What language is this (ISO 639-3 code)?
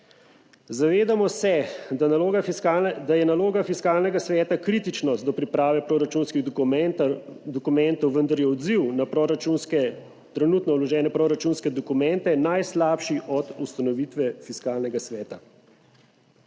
slv